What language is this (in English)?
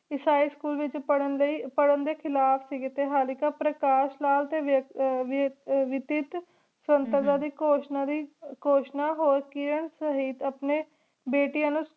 Punjabi